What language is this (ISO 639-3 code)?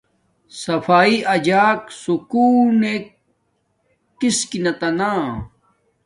dmk